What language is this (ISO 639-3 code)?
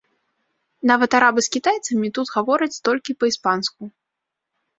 bel